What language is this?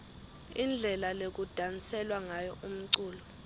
Swati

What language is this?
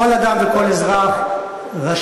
Hebrew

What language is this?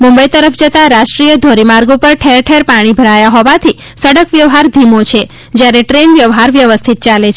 Gujarati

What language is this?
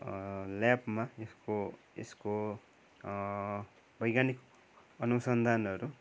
Nepali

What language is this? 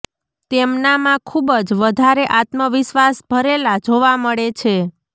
Gujarati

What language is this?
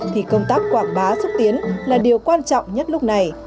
Vietnamese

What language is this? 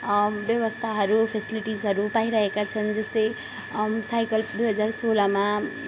Nepali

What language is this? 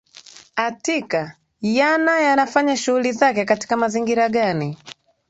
Swahili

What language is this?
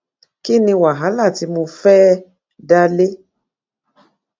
Yoruba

